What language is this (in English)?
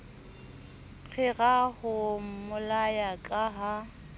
Southern Sotho